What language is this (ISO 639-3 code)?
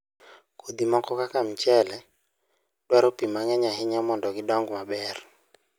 luo